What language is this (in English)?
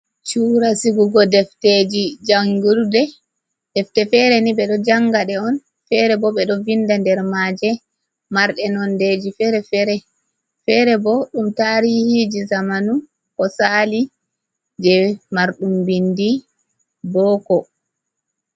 Fula